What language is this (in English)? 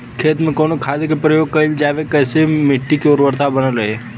Bhojpuri